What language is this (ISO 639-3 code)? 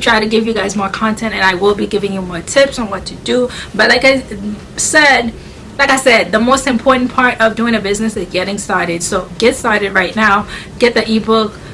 eng